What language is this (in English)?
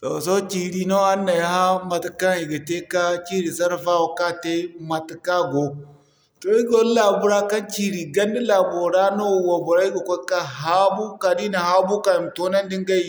Zarma